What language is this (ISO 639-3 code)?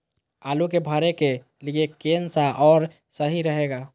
mag